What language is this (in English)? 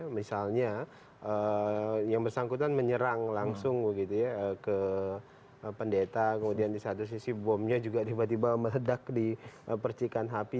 Indonesian